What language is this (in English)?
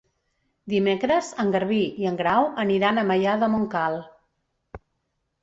Catalan